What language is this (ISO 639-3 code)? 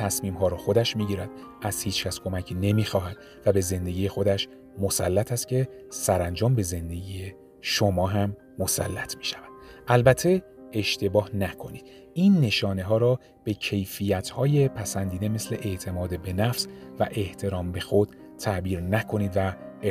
fas